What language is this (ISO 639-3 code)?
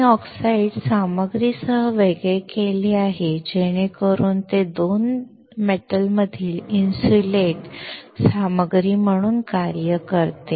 mar